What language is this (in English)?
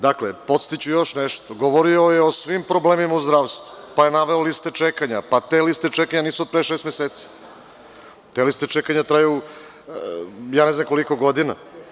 Serbian